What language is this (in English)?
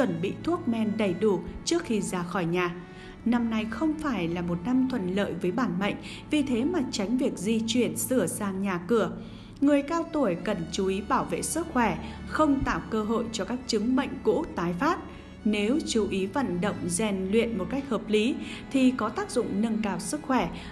Vietnamese